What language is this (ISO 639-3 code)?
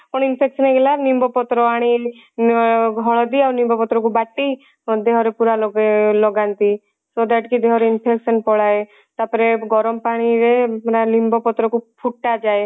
ori